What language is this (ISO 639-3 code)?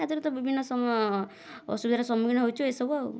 ori